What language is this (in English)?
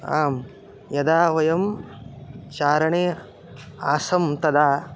Sanskrit